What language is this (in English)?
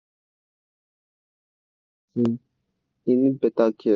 Nigerian Pidgin